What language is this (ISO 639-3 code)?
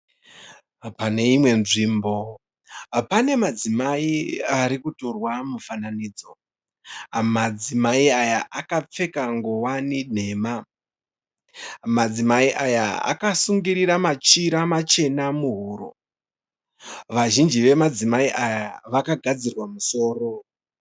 sna